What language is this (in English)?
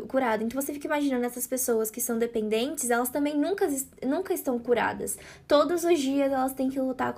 Portuguese